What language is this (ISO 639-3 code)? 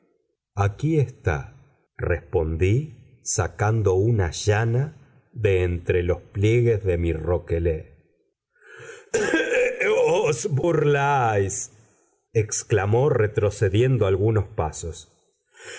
spa